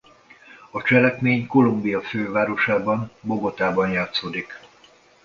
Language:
Hungarian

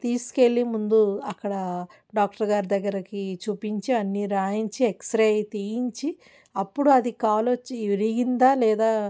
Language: Telugu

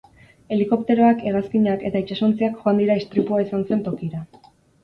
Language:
Basque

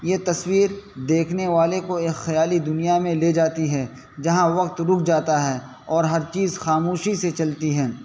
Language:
Urdu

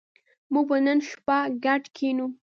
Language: Pashto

